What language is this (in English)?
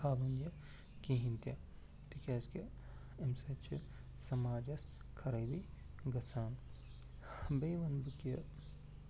Kashmiri